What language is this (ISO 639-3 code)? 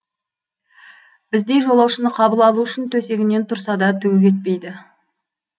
kaz